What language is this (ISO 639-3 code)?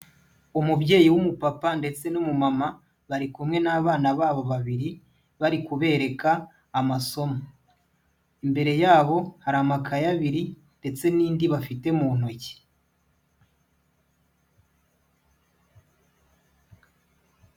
kin